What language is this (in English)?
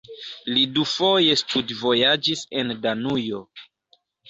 Esperanto